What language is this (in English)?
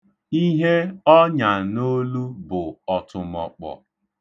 Igbo